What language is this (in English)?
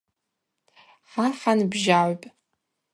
Abaza